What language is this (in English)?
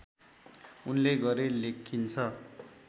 Nepali